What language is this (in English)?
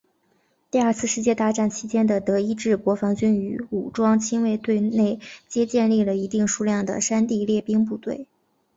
Chinese